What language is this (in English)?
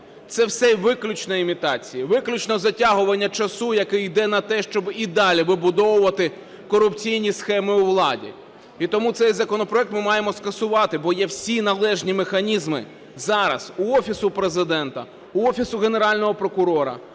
Ukrainian